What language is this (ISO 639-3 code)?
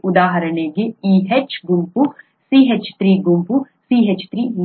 kan